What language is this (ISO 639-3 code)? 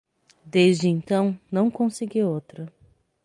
por